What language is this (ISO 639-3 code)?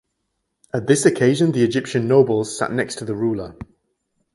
eng